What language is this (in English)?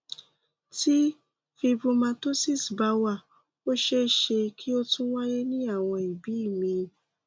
Yoruba